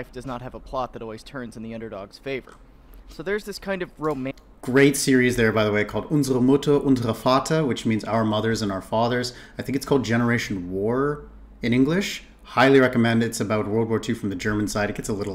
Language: English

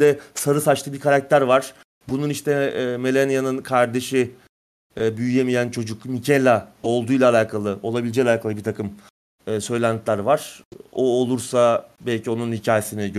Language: Turkish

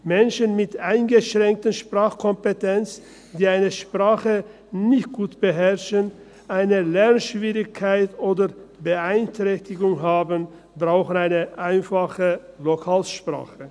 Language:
Swiss German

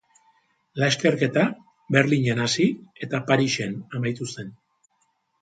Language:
Basque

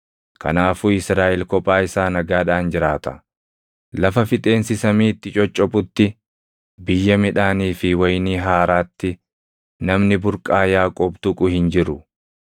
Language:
Oromo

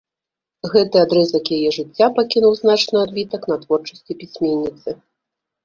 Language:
Belarusian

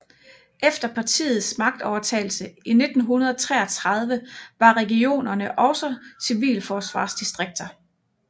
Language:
Danish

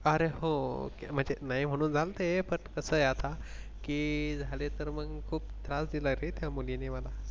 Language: Marathi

